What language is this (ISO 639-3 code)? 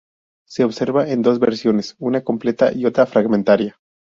spa